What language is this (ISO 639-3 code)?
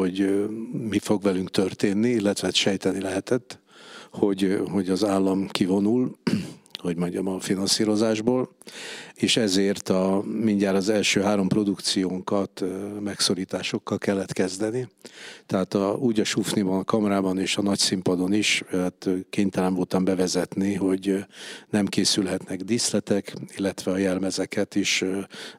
hun